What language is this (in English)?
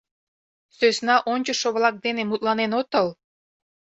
Mari